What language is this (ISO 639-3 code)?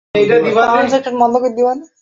ben